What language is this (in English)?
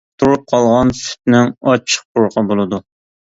Uyghur